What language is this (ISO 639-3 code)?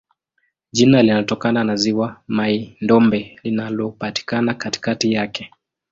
swa